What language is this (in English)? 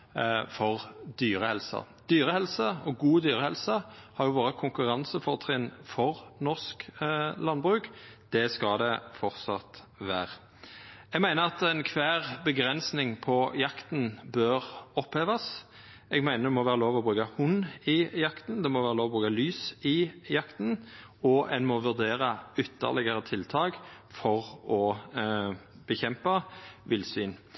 Norwegian Nynorsk